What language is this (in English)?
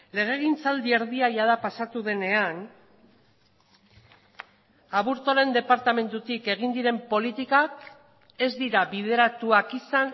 Basque